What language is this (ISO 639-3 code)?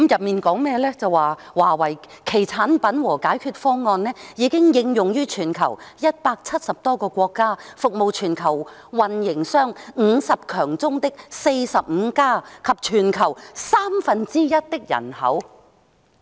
yue